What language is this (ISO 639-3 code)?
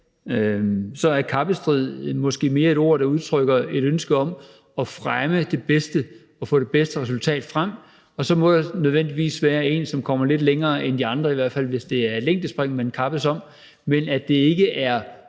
dan